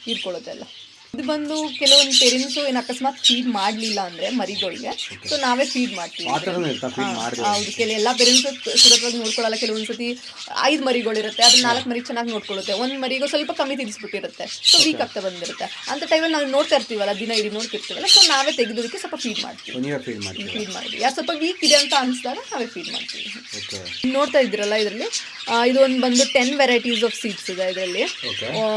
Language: Kannada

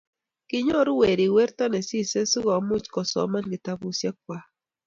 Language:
Kalenjin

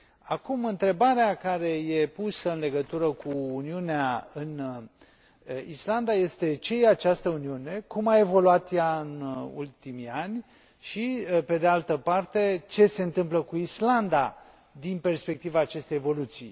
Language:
Romanian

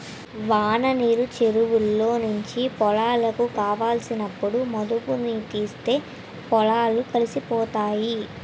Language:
Telugu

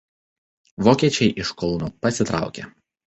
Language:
Lithuanian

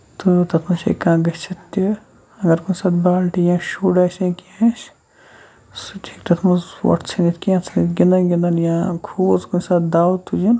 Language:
Kashmiri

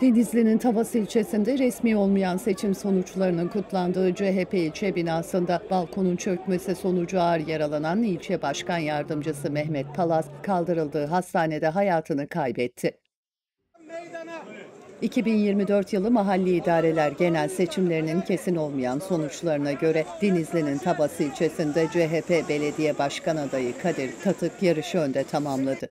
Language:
Turkish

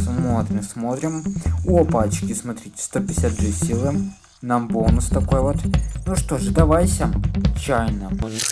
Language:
Russian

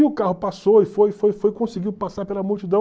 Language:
Portuguese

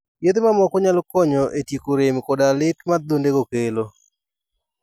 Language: Luo (Kenya and Tanzania)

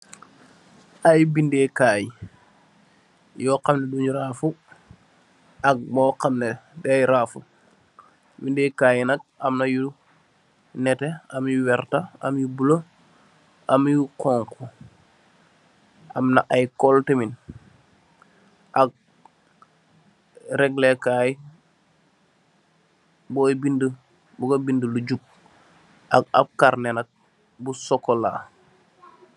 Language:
Wolof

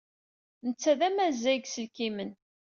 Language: Kabyle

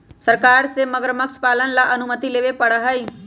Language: Magahi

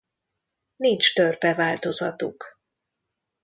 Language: Hungarian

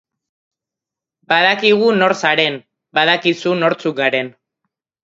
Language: Basque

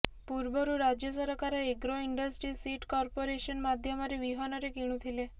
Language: Odia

